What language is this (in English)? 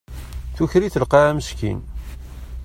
Kabyle